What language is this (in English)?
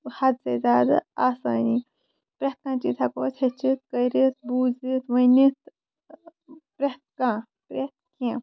Kashmiri